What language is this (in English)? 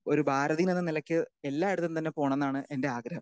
Malayalam